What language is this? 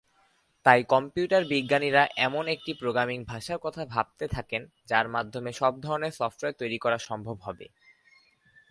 Bangla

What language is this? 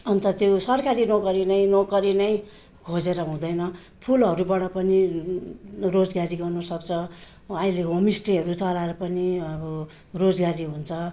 Nepali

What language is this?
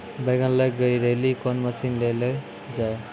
Maithili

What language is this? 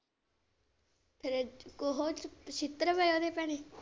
Punjabi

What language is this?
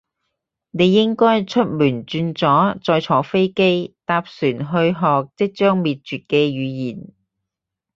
Cantonese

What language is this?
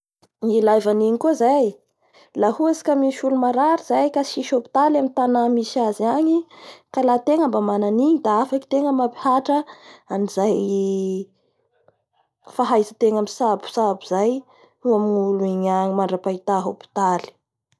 Bara Malagasy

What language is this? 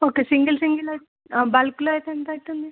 Telugu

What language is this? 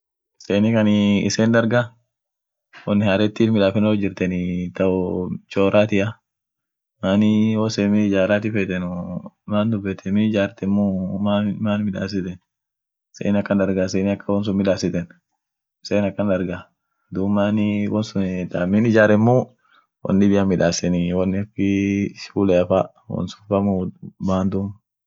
Orma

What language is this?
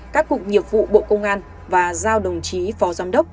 Vietnamese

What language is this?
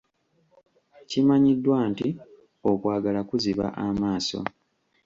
Ganda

